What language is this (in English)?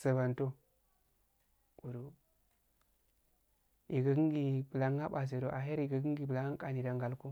Afade